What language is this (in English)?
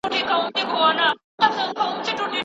Pashto